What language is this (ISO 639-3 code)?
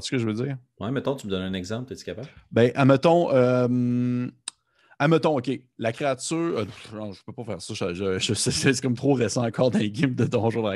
fra